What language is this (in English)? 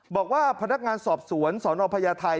Thai